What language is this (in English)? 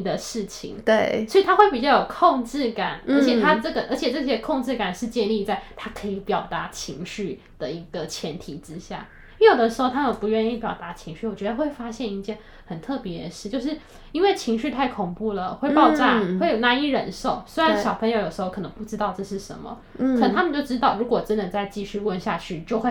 Chinese